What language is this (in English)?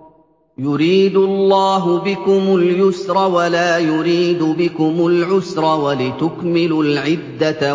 Arabic